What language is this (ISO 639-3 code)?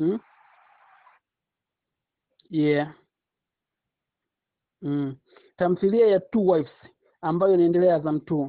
swa